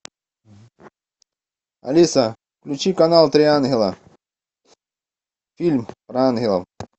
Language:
Russian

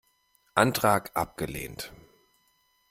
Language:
German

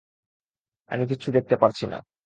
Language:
Bangla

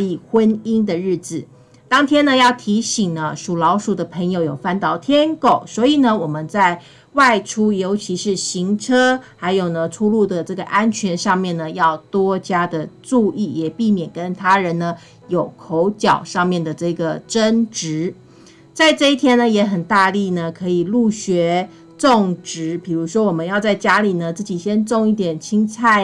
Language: Chinese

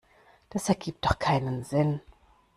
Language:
German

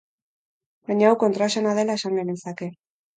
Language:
Basque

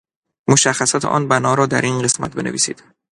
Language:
Persian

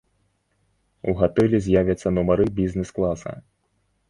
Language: Belarusian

